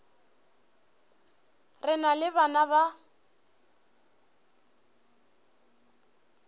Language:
Northern Sotho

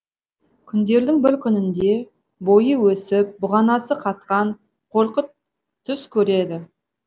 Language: Kazakh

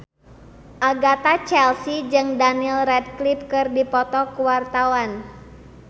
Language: Sundanese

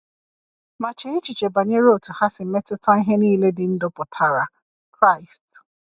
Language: Igbo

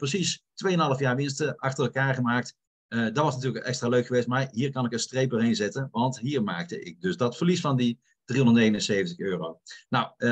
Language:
Dutch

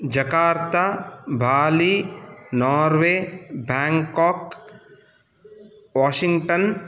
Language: Sanskrit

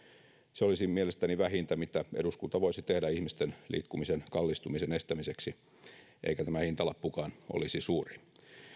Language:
Finnish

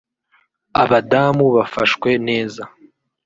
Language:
Kinyarwanda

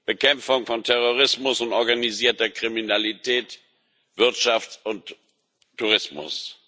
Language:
German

